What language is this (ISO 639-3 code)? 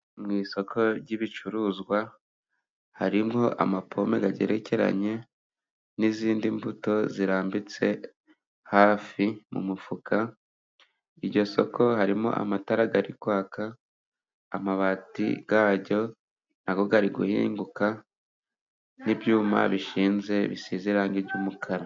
kin